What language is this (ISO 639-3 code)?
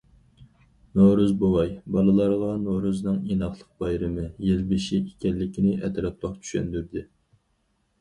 uig